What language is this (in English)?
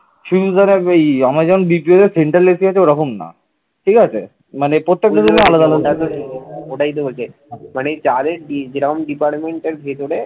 Bangla